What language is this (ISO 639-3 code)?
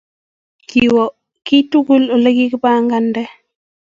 kln